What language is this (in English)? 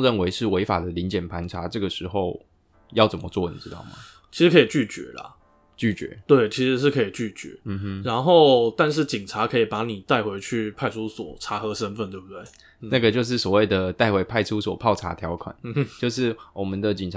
Chinese